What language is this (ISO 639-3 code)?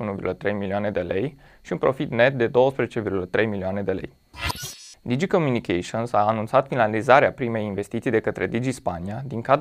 ron